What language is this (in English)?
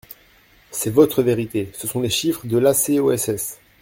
French